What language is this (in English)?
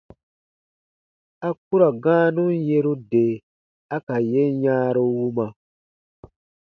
Baatonum